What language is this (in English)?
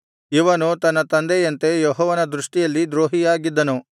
Kannada